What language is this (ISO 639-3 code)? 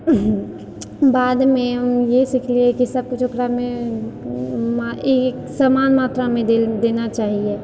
mai